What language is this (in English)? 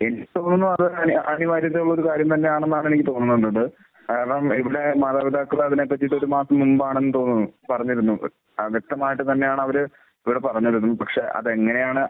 Malayalam